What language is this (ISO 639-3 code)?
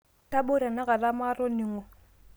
mas